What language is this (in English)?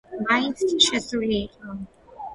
Georgian